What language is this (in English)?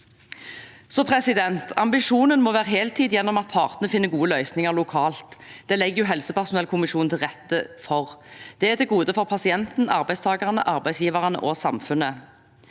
Norwegian